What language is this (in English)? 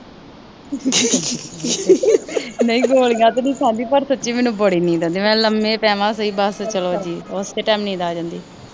Punjabi